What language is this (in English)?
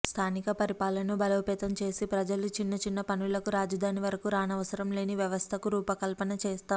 Telugu